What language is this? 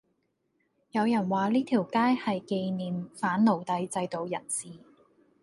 Cantonese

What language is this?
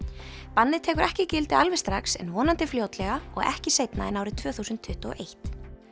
Icelandic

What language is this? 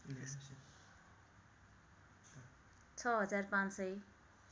Nepali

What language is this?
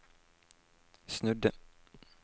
Norwegian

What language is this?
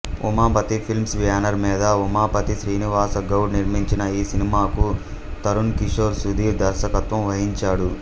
Telugu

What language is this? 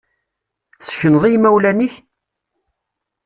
Kabyle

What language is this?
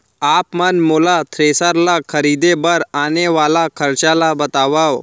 Chhattisgarhi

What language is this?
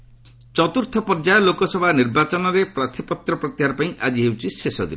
Odia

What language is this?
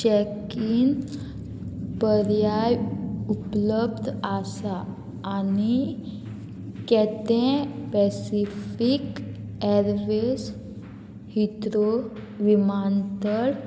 Konkani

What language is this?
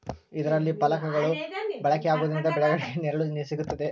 Kannada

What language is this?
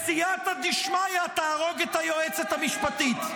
Hebrew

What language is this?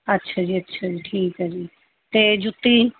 Punjabi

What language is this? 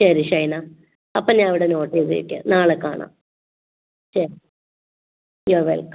Malayalam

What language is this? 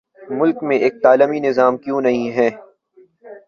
Urdu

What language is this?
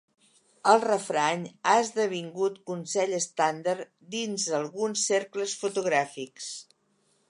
Catalan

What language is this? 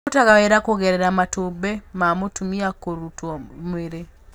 Kikuyu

